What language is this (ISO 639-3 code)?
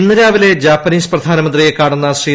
mal